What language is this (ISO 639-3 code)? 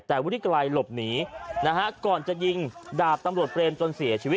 tha